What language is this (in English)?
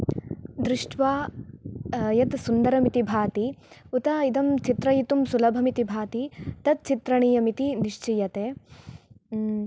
Sanskrit